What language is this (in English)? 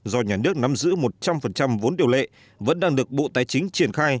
Vietnamese